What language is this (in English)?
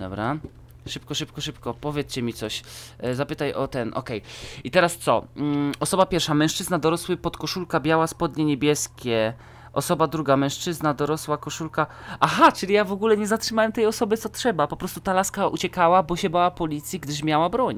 Polish